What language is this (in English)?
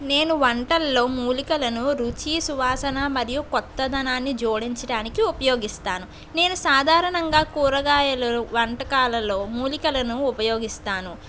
Telugu